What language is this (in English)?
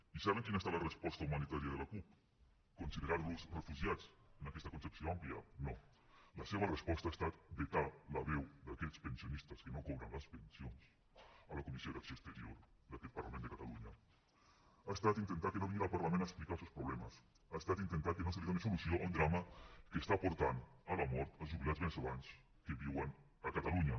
Catalan